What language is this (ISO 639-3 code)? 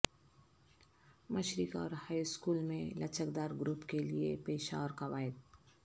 urd